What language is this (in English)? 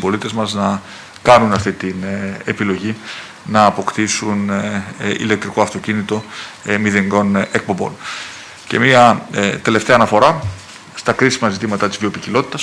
Greek